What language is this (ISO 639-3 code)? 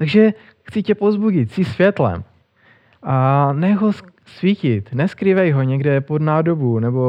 ces